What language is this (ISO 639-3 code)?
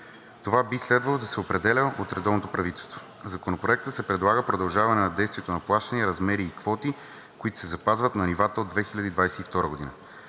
bul